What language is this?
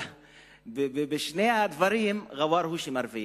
Hebrew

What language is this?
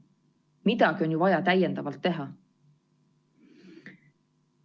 Estonian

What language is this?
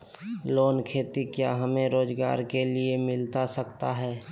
Magahi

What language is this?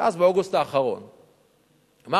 Hebrew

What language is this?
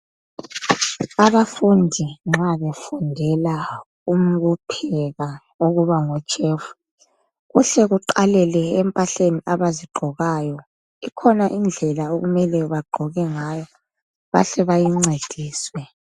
North Ndebele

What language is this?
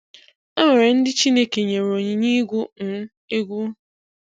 Igbo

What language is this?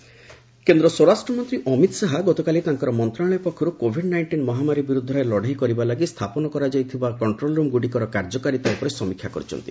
Odia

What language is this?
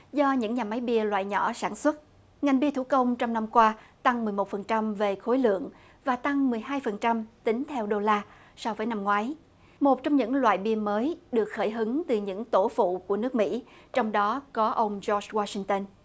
Vietnamese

